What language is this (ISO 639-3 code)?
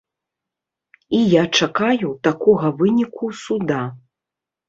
bel